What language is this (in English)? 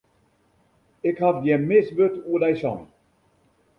Western Frisian